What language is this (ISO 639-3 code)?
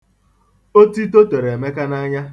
ibo